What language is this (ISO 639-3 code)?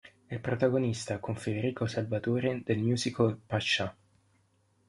ita